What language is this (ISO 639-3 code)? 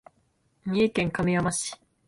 jpn